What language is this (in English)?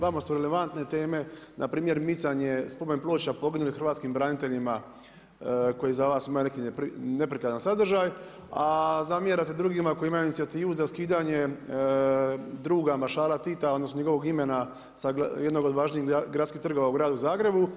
Croatian